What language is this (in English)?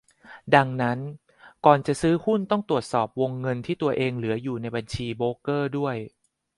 Thai